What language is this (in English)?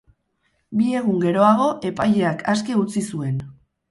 Basque